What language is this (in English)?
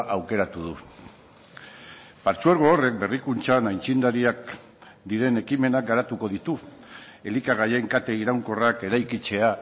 Basque